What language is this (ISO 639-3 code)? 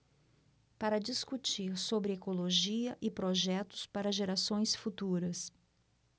por